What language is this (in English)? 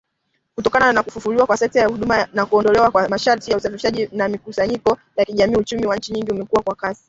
Swahili